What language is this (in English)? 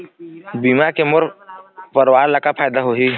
Chhattisgarhi